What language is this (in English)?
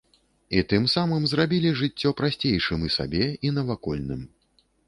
Belarusian